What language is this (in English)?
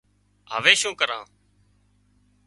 Wadiyara Koli